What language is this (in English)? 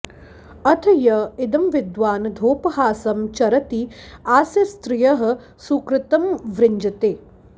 Sanskrit